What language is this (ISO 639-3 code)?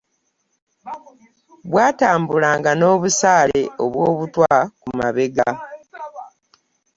lug